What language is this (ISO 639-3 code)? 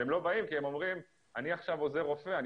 heb